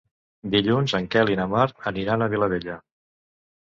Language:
Catalan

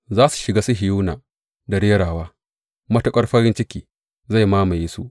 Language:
Hausa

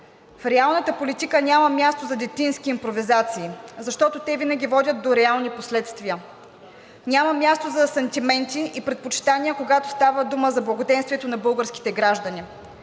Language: Bulgarian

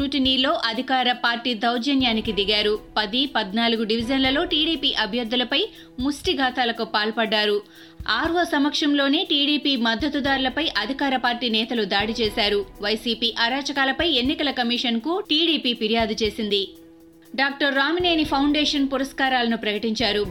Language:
Telugu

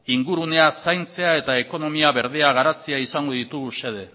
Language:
Basque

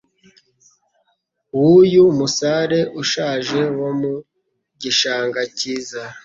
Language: Kinyarwanda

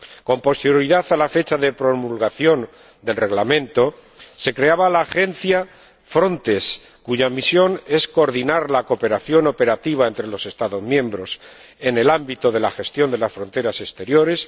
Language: Spanish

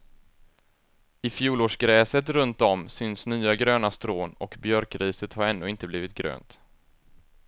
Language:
Swedish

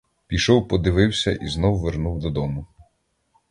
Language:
Ukrainian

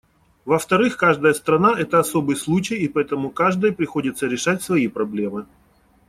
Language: Russian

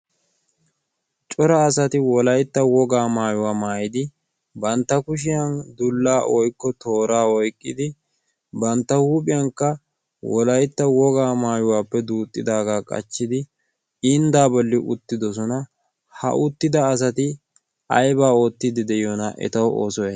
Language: Wolaytta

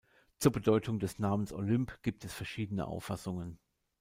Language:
German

